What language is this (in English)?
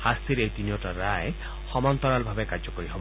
Assamese